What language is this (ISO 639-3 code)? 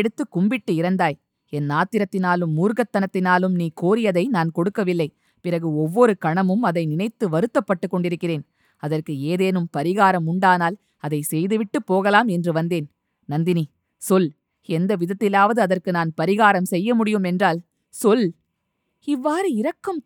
tam